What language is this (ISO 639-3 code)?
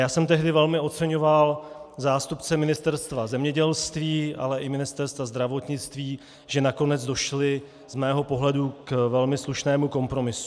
ces